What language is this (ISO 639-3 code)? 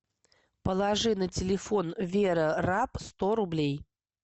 rus